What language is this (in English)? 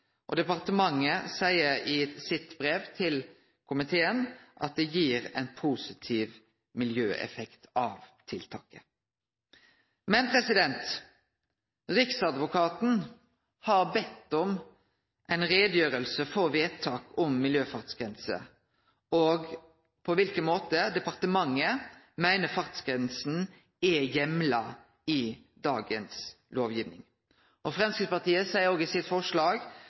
Norwegian Nynorsk